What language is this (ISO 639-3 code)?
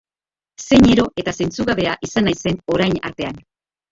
eus